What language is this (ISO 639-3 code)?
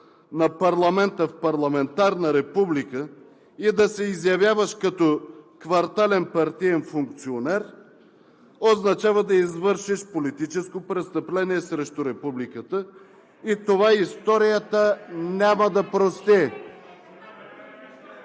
bul